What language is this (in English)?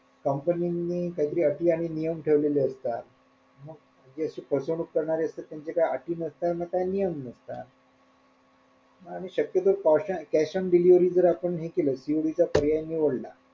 Marathi